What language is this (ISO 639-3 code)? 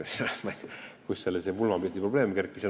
est